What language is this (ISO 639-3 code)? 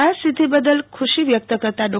guj